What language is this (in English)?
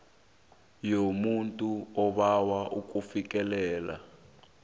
South Ndebele